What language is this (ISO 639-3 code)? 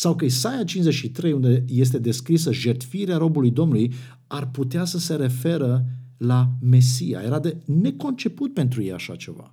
ron